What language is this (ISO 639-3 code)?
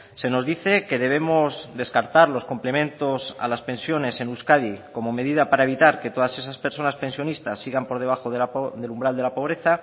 spa